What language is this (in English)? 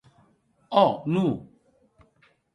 Occitan